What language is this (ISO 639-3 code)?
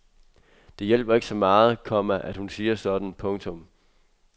dan